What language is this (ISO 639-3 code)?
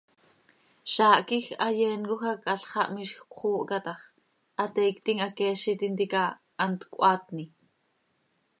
sei